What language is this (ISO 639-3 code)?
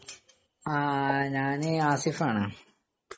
mal